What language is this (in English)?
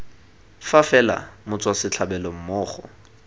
Tswana